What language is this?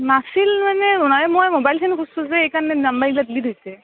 Assamese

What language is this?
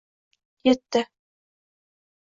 Uzbek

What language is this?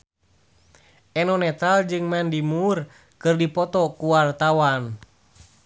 Sundanese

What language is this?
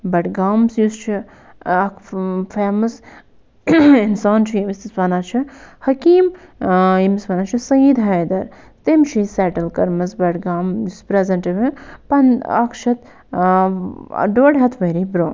Kashmiri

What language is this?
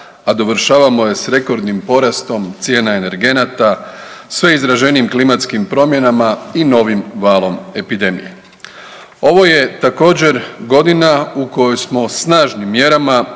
Croatian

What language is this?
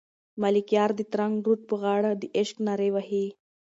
Pashto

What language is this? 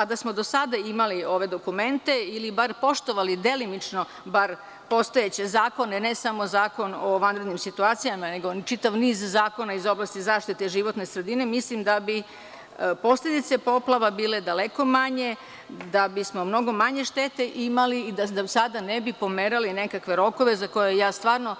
Serbian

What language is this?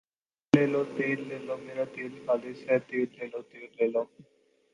Urdu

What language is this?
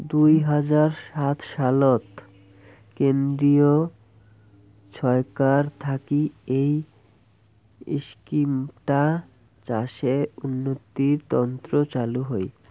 Bangla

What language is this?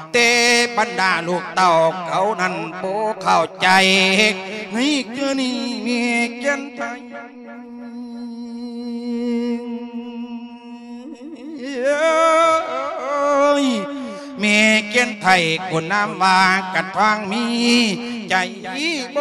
Thai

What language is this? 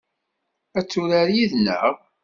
Kabyle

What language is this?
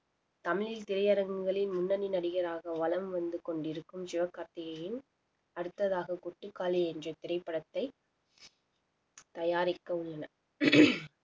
Tamil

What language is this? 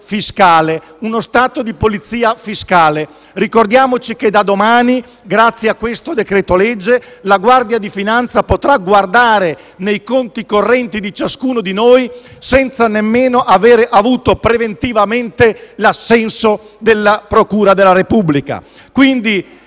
Italian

